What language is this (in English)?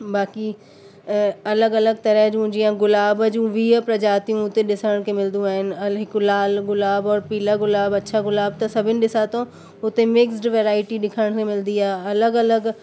Sindhi